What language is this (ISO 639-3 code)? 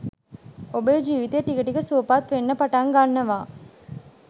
sin